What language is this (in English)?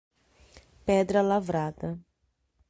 Portuguese